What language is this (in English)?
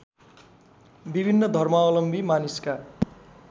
Nepali